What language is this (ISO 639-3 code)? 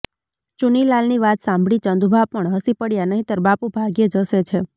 guj